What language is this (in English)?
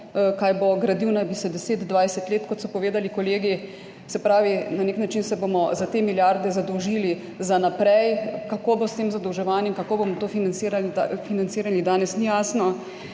Slovenian